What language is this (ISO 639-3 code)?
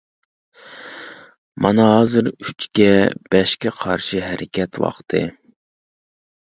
uig